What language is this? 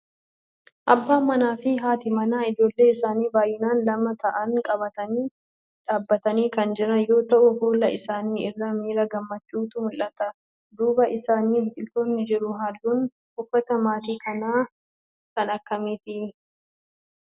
Oromo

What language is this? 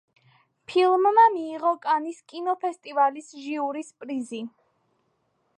Georgian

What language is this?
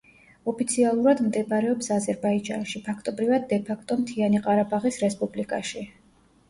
Georgian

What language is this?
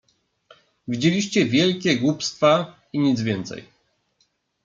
Polish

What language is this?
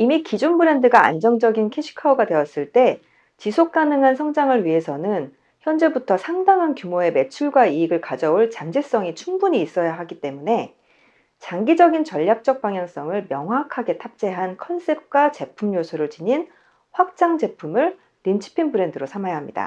Korean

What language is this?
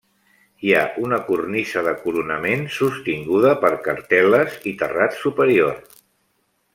Catalan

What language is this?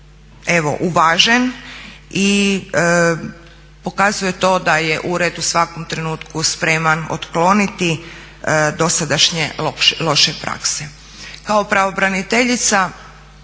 Croatian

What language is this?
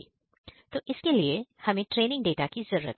Hindi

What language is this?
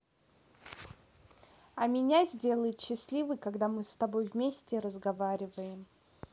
Russian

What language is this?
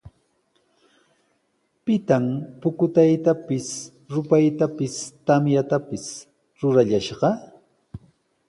Sihuas Ancash Quechua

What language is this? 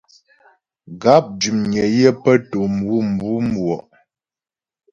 Ghomala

